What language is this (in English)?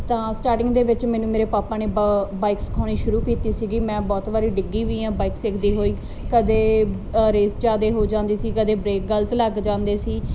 Punjabi